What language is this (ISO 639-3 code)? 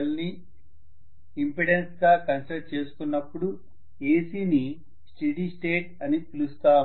tel